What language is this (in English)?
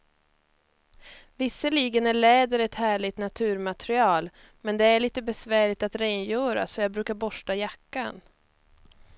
Swedish